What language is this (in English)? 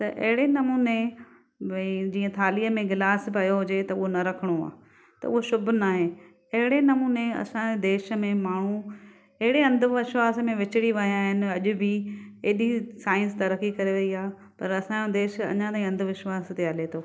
Sindhi